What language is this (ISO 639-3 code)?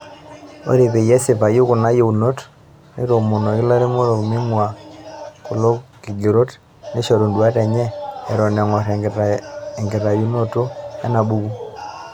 mas